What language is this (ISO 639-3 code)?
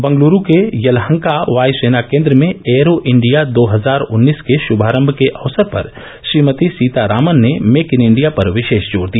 hin